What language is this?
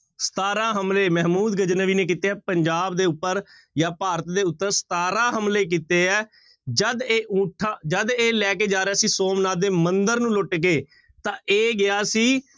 Punjabi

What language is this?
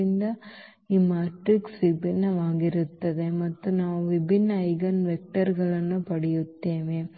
Kannada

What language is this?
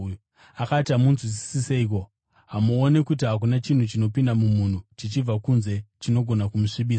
Shona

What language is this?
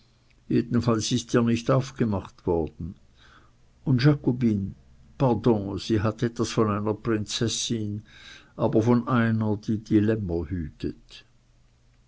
German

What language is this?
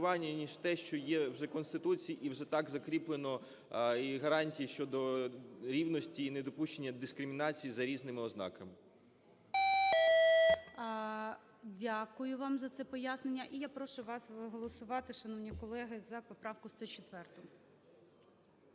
Ukrainian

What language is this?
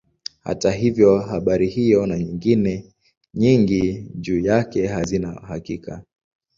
Swahili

